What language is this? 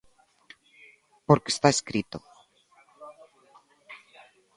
Galician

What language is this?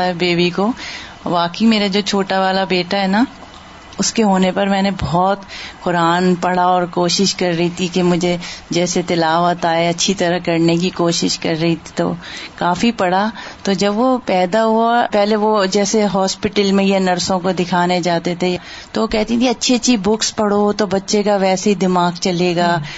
Urdu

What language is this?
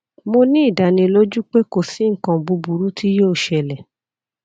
Yoruba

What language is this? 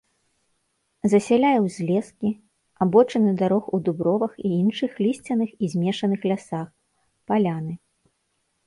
Belarusian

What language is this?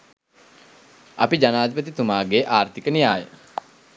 Sinhala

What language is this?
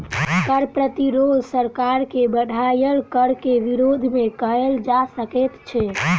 Maithili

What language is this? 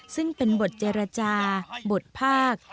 Thai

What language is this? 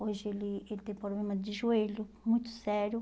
Portuguese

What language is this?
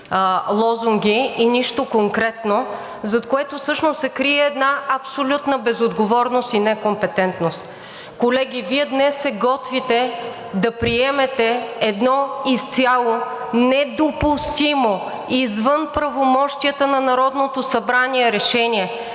Bulgarian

